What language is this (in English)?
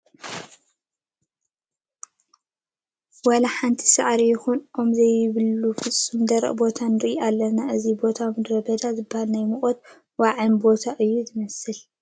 Tigrinya